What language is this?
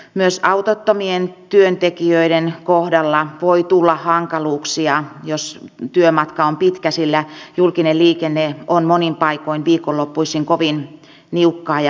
Finnish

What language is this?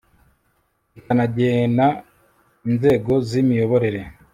Kinyarwanda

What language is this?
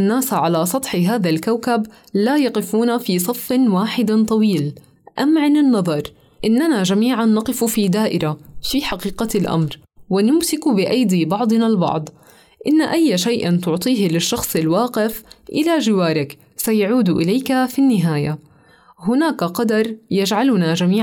Arabic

